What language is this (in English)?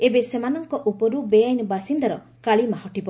Odia